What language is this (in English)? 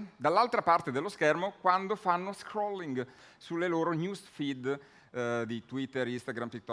Italian